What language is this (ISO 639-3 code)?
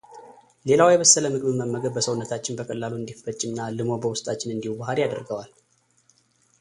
amh